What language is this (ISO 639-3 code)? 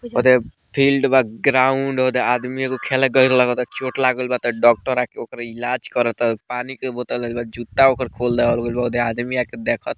bho